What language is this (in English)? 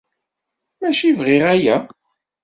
Kabyle